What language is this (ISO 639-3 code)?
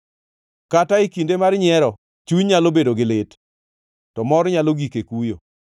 luo